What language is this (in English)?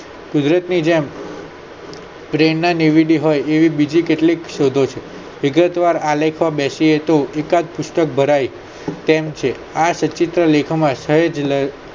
Gujarati